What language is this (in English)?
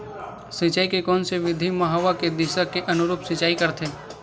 Chhattisgarhi